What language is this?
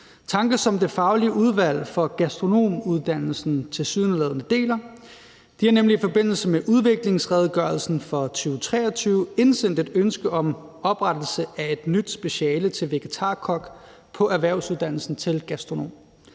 Danish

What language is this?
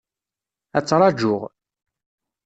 Kabyle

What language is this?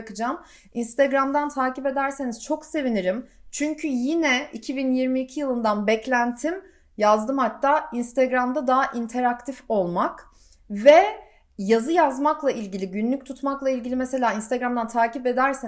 Turkish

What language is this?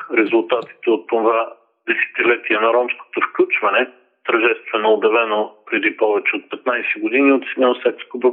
Bulgarian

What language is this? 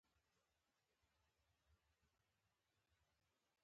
Pashto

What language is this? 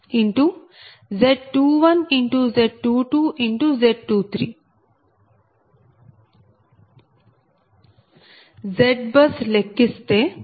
Telugu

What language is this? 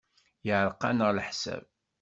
Kabyle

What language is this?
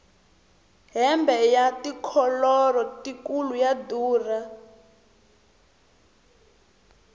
Tsonga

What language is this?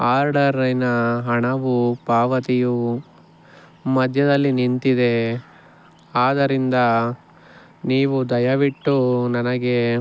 Kannada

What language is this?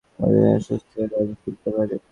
Bangla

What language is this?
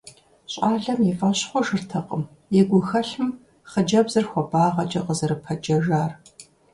Kabardian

